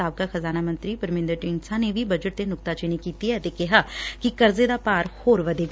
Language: Punjabi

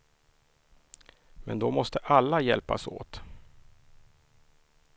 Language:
Swedish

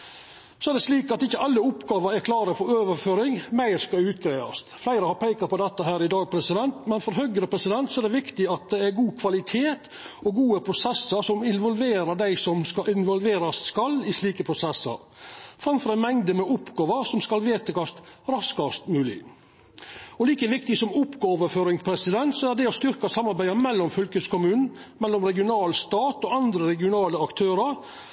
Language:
Norwegian Nynorsk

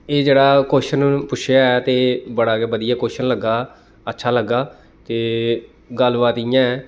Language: Dogri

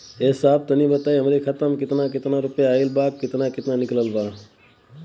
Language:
Bhojpuri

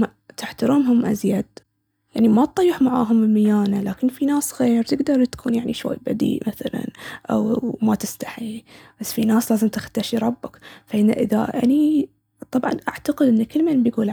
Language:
Baharna Arabic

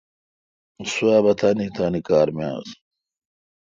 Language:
Kalkoti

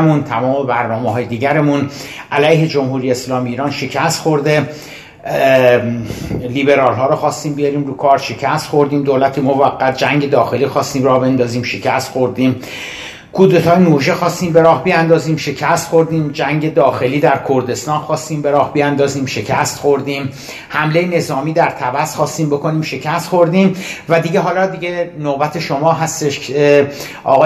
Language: Persian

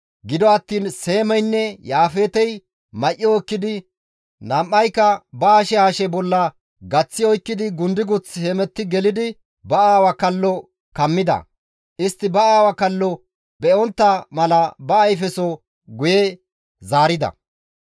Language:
Gamo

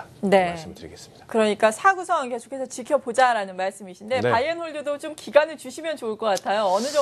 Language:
Korean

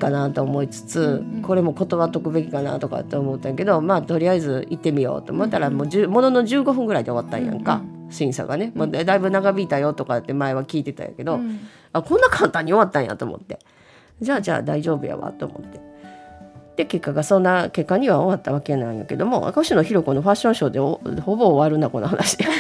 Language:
Japanese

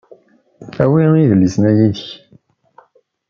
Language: Kabyle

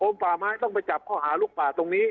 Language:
Thai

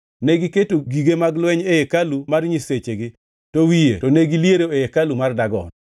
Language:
Luo (Kenya and Tanzania)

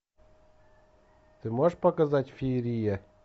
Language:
Russian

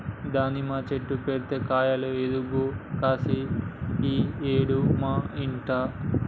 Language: Telugu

